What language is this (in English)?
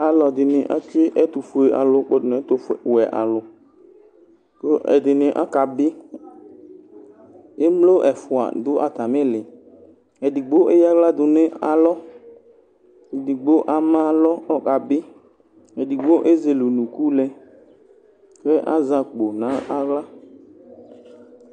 Ikposo